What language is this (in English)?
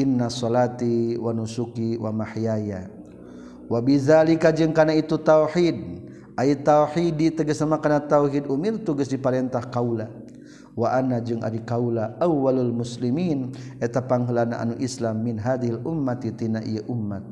Malay